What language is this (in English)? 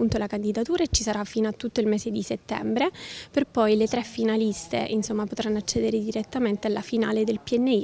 Italian